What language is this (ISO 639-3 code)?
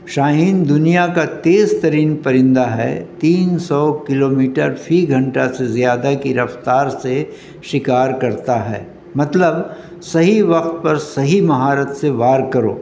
urd